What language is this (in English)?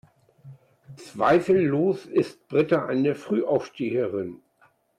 German